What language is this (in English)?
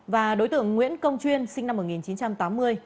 Vietnamese